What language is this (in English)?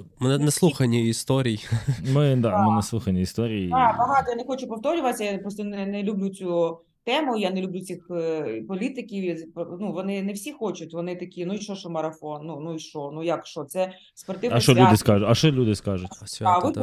Ukrainian